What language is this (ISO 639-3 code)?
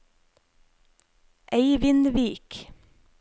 nor